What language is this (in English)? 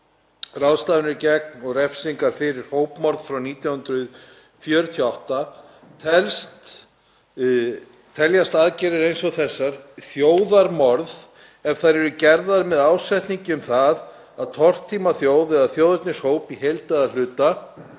Icelandic